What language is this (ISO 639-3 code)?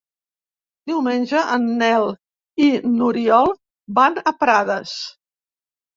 cat